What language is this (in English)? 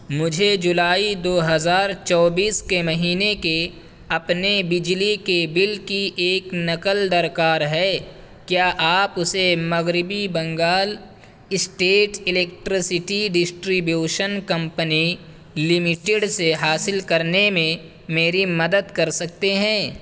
Urdu